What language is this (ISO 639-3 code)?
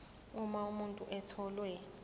zul